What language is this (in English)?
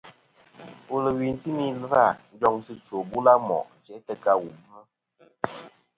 Kom